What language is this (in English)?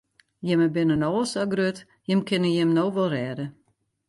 Western Frisian